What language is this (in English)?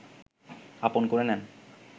Bangla